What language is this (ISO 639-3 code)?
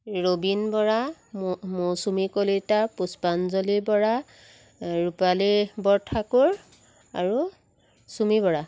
asm